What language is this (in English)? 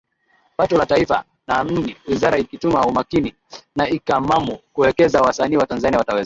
Swahili